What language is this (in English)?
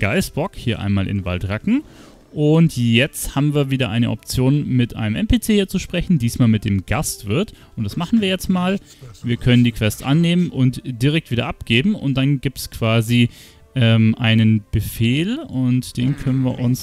German